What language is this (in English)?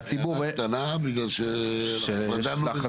Hebrew